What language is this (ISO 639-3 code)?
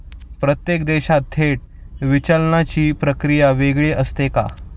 mar